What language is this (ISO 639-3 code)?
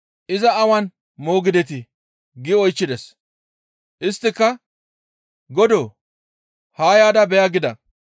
gmv